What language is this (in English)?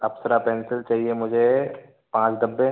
Hindi